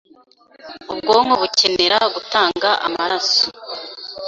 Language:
Kinyarwanda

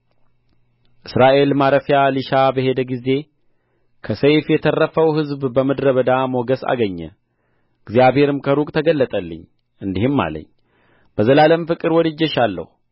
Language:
Amharic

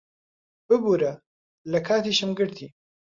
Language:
Central Kurdish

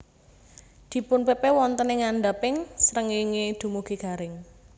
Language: Javanese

